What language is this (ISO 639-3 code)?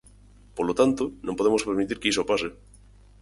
glg